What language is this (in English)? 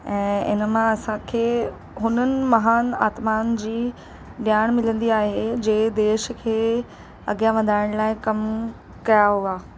Sindhi